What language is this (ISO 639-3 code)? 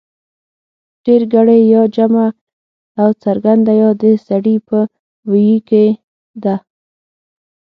pus